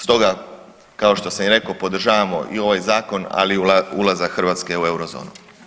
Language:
Croatian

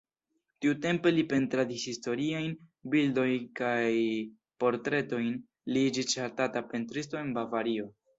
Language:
Esperanto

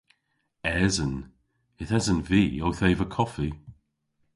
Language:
Cornish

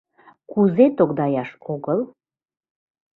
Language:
Mari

